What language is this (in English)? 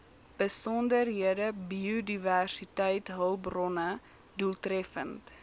Afrikaans